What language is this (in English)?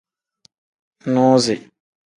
Tem